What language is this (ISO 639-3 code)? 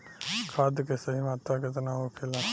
bho